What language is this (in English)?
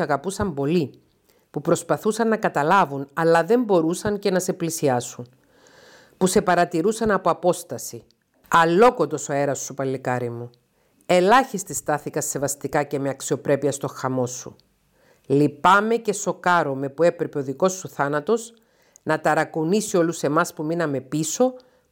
Greek